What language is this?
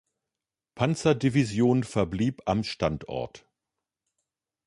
German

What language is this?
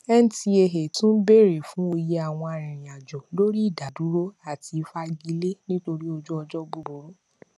Yoruba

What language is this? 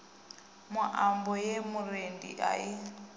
Venda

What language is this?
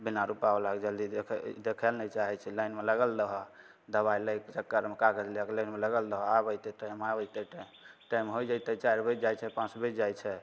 Maithili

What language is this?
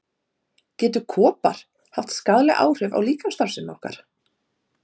Icelandic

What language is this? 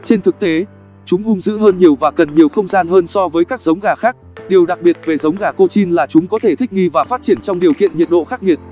Vietnamese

